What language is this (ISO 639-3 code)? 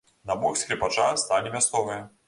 bel